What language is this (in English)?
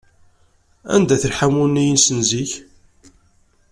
Kabyle